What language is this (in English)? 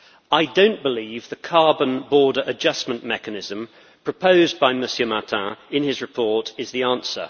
English